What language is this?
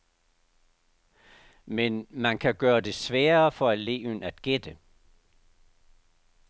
Danish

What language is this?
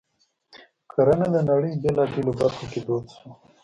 Pashto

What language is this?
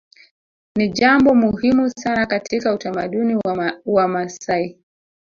Swahili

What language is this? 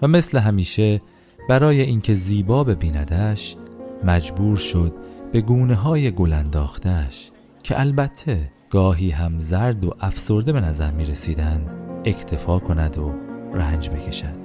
Persian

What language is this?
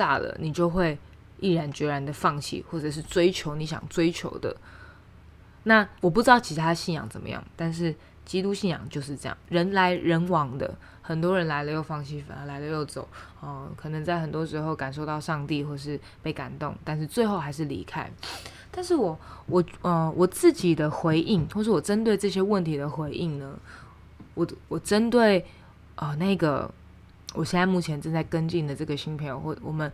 Chinese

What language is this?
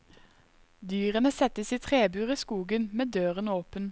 Norwegian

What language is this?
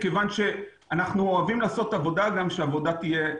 Hebrew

